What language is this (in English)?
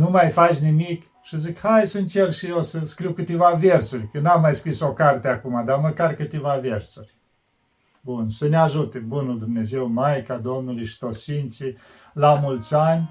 Romanian